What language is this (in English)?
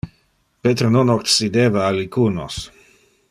Interlingua